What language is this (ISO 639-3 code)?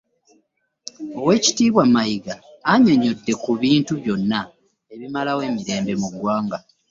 lug